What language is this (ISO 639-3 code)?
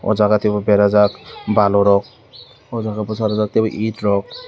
trp